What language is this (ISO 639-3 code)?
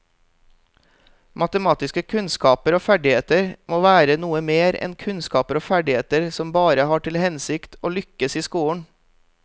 nor